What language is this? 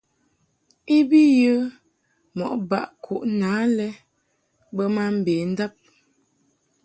Mungaka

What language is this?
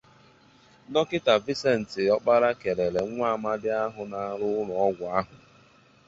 Igbo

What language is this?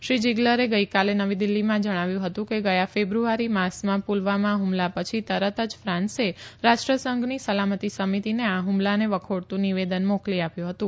Gujarati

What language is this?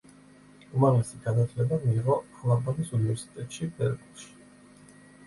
Georgian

